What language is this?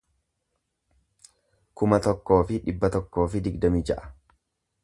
Oromo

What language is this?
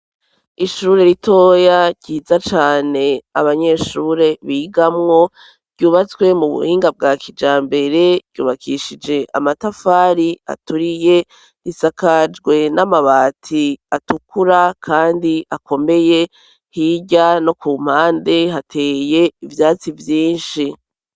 Rundi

